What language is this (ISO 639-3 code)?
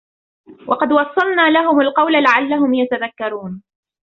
ara